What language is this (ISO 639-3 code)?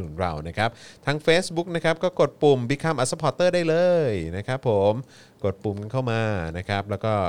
tha